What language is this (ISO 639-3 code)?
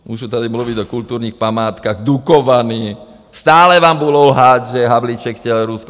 ces